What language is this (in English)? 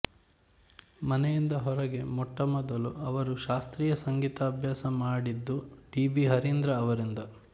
Kannada